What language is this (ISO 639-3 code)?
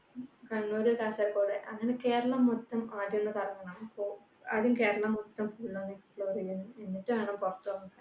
mal